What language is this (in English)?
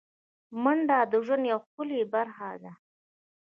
Pashto